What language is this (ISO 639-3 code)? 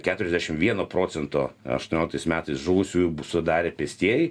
lit